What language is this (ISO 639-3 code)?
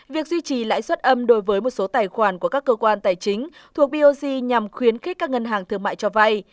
vie